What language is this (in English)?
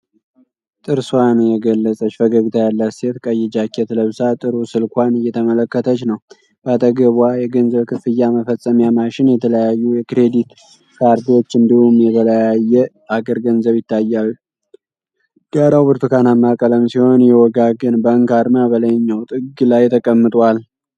Amharic